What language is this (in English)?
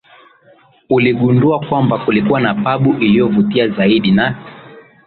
Swahili